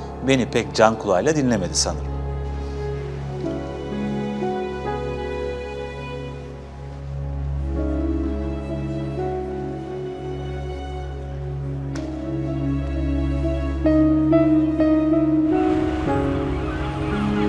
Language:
Turkish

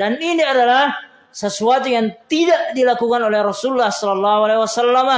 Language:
Indonesian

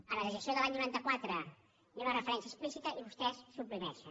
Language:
Catalan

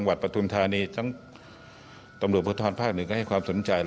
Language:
Thai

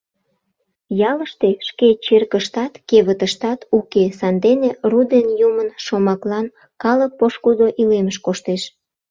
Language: Mari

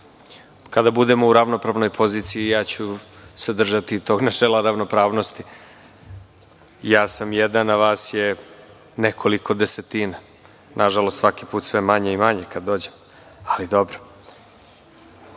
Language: Serbian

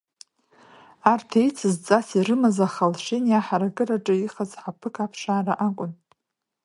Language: Abkhazian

